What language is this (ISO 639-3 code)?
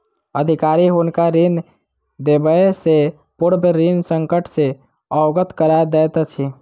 mai